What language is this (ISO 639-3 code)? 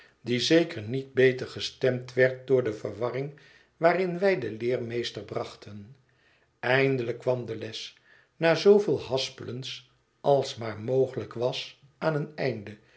nld